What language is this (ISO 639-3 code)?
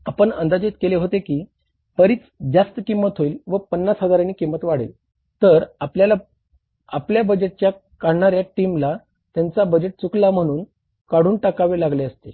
mar